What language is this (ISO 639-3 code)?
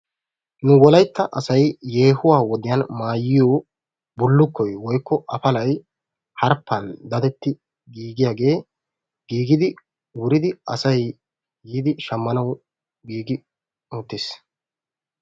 wal